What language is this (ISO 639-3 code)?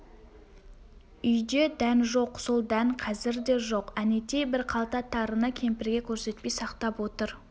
kaz